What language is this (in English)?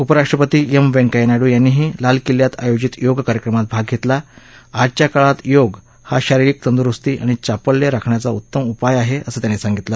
Marathi